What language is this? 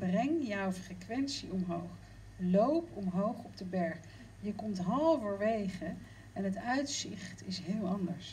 Dutch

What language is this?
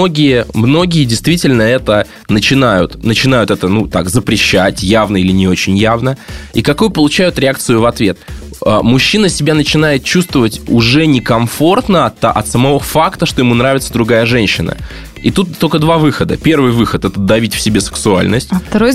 Russian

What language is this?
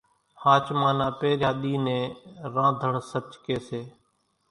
Kachi Koli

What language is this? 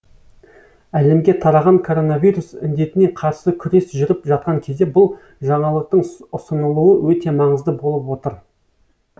Kazakh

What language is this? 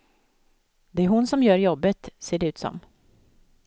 Swedish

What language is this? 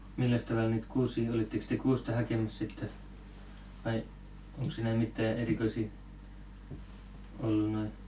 Finnish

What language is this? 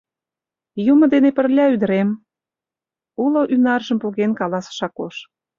Mari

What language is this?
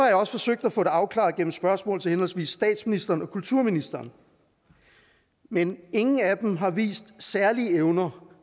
Danish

